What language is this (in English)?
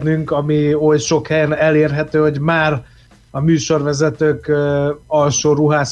Hungarian